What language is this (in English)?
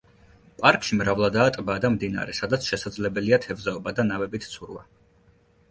Georgian